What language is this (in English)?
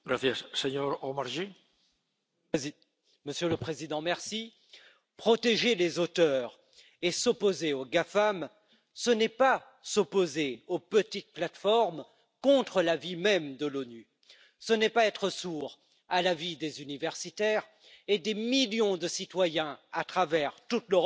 French